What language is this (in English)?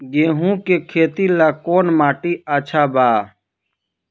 Bhojpuri